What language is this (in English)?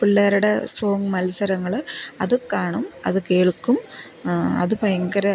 Malayalam